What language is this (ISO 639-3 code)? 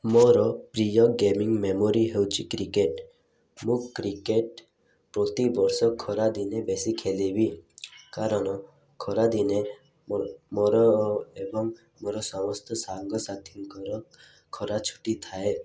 ori